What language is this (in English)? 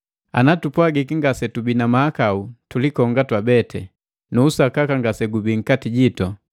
Matengo